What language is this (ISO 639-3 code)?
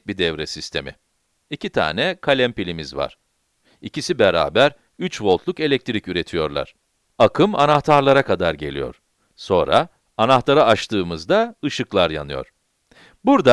tur